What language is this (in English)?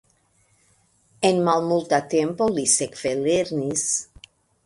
Esperanto